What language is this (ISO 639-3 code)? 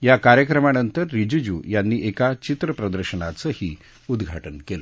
mar